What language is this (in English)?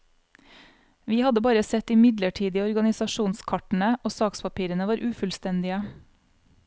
Norwegian